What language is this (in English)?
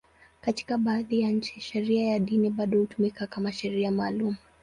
Swahili